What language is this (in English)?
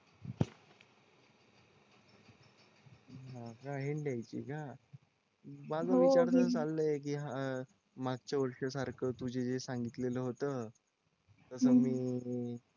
Marathi